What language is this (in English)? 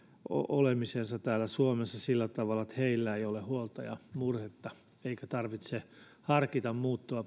Finnish